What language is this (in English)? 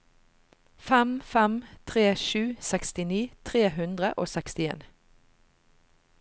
Norwegian